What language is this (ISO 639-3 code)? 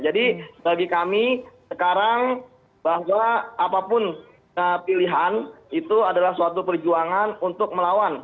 ind